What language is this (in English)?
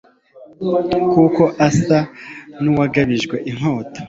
Kinyarwanda